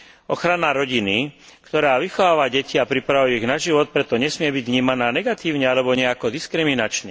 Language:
Slovak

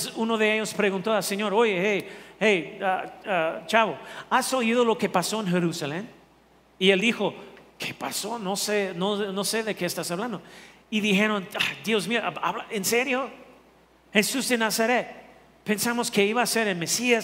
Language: Spanish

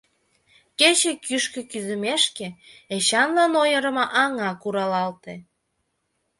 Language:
Mari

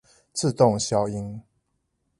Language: Chinese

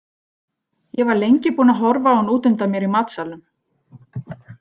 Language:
Icelandic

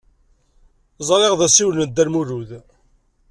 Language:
Kabyle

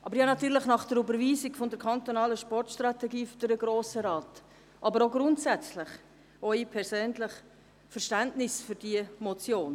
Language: Swiss German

